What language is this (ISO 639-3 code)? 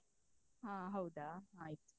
kan